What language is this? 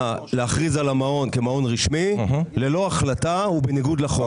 Hebrew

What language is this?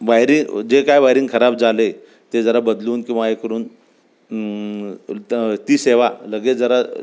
Marathi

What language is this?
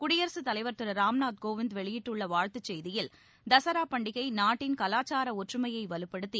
Tamil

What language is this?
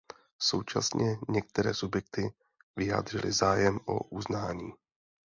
Czech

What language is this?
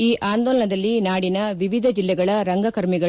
Kannada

